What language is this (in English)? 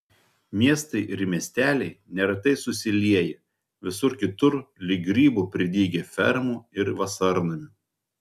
Lithuanian